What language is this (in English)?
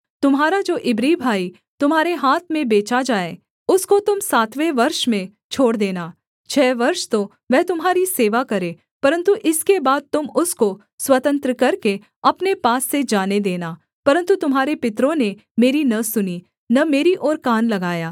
Hindi